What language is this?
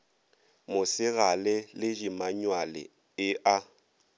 Northern Sotho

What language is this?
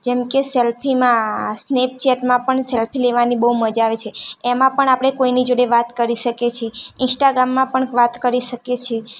Gujarati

